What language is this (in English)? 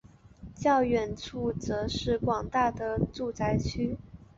Chinese